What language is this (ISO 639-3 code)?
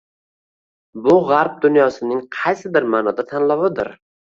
uzb